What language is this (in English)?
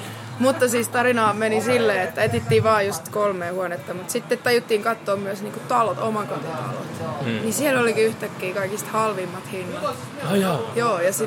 Finnish